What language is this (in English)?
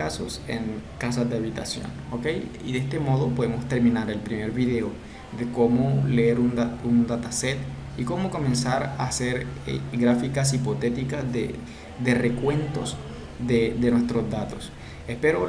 Spanish